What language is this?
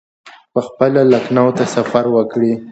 Pashto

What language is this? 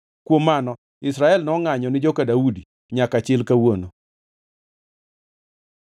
Luo (Kenya and Tanzania)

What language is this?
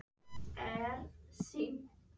Icelandic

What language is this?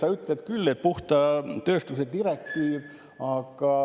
Estonian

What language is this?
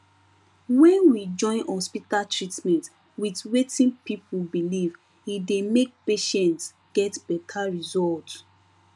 Nigerian Pidgin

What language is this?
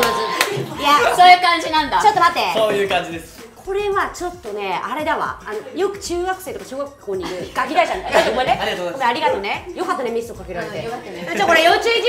Japanese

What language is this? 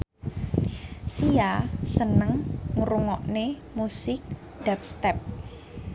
Javanese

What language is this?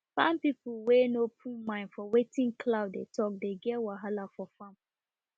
Nigerian Pidgin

